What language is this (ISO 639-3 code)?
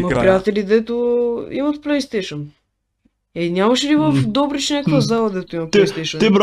bul